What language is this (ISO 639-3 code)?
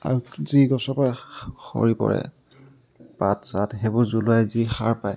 asm